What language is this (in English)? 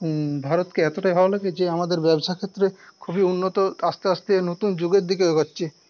Bangla